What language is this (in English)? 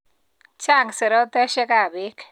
Kalenjin